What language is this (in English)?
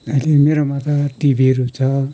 Nepali